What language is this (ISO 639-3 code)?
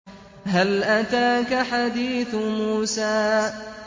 ara